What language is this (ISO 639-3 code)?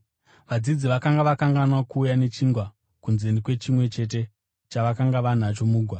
sna